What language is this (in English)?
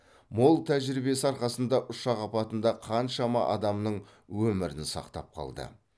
Kazakh